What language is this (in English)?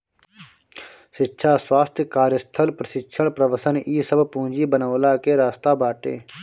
Bhojpuri